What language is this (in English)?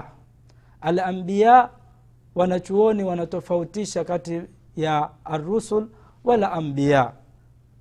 Swahili